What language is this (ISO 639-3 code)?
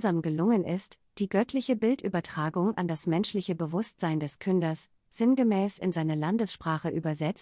deu